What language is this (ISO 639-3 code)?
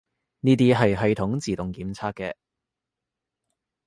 yue